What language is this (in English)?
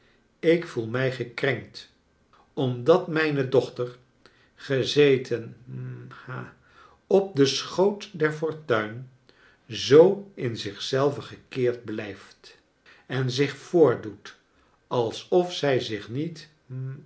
Dutch